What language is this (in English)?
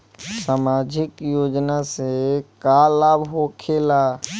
Bhojpuri